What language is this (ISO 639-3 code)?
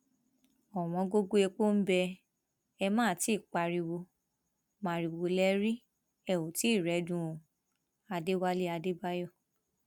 yor